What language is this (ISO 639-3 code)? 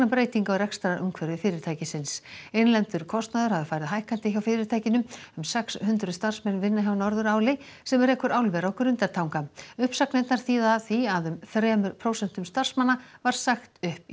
isl